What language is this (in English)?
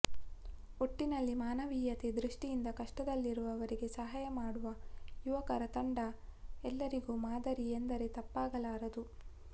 Kannada